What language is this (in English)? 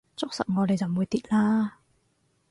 Cantonese